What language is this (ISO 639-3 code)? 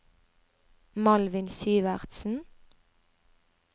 nor